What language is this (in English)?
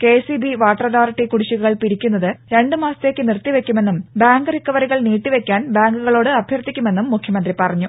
Malayalam